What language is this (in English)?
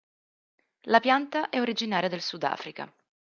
Italian